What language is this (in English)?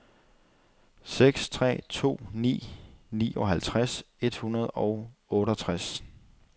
Danish